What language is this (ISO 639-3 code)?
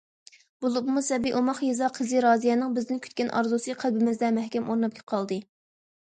uig